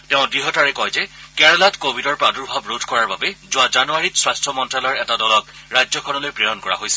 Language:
Assamese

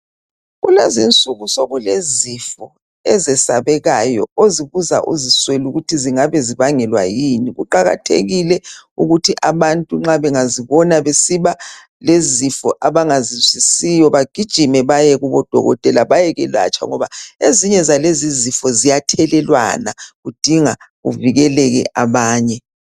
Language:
North Ndebele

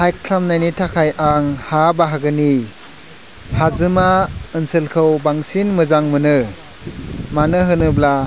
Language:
Bodo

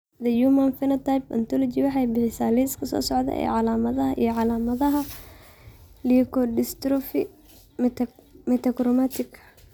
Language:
Somali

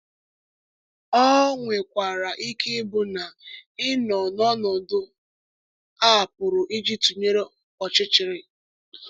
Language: Igbo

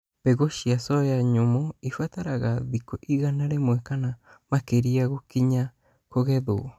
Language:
Kikuyu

